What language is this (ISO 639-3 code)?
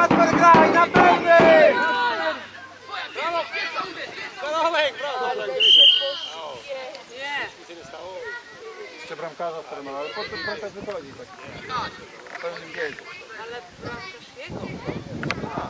pol